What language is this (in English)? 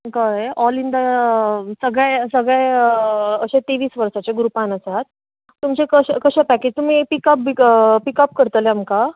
Konkani